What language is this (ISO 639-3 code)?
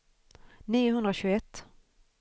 swe